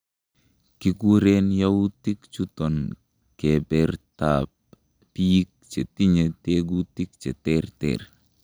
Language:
Kalenjin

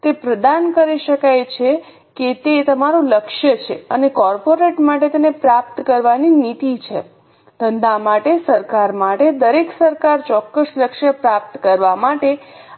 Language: Gujarati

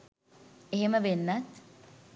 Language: Sinhala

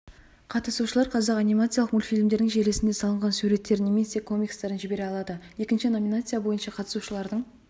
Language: Kazakh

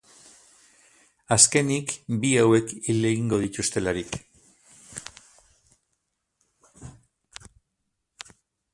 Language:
Basque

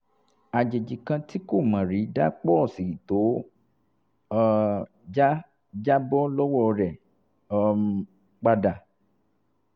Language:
Yoruba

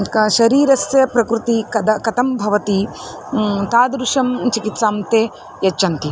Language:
Sanskrit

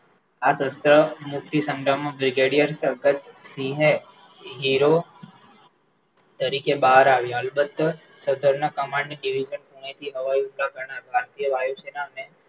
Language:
Gujarati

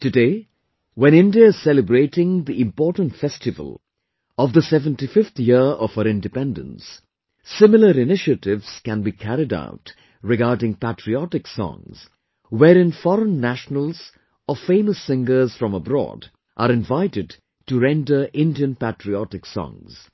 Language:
English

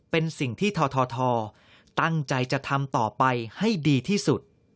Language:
Thai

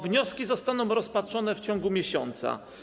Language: Polish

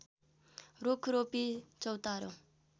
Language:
Nepali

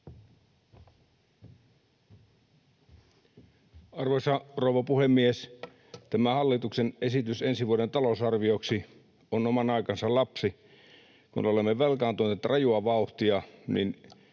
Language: Finnish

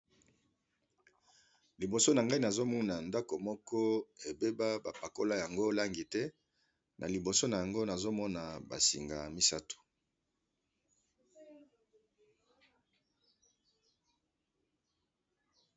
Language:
Lingala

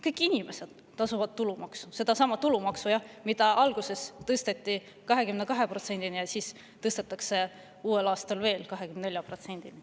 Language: Estonian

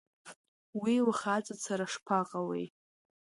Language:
Abkhazian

